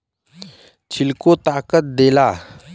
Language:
Bhojpuri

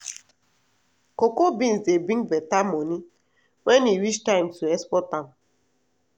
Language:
Nigerian Pidgin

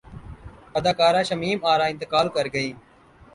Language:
Urdu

